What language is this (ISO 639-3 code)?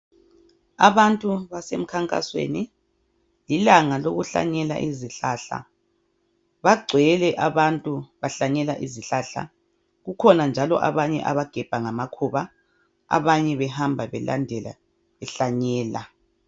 nde